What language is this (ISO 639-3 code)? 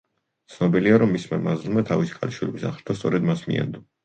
kat